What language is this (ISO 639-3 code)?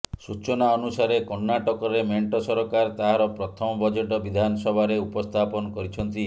ori